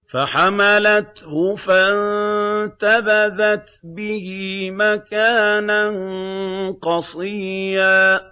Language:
Arabic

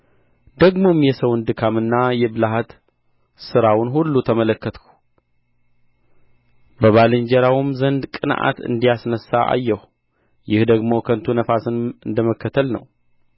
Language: Amharic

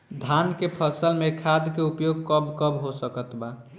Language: Bhojpuri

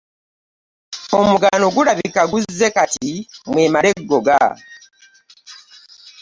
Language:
Ganda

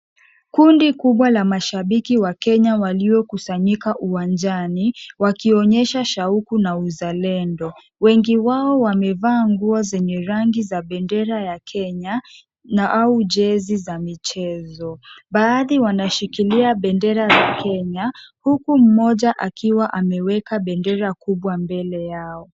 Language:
Swahili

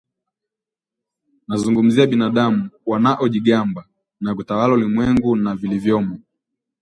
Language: Swahili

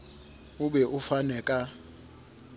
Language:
Southern Sotho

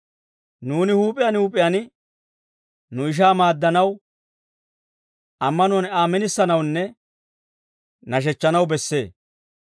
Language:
Dawro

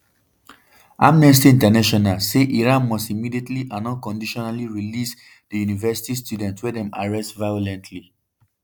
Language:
Nigerian Pidgin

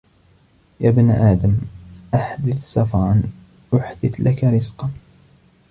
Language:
Arabic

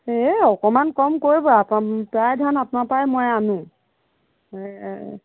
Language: Assamese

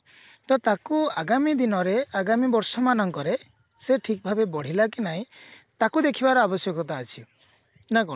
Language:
Odia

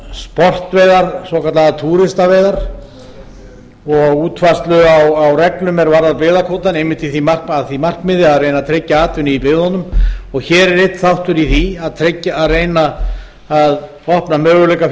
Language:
Icelandic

